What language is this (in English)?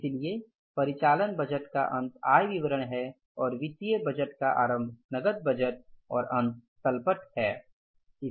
Hindi